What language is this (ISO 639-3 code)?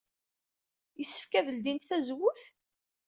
kab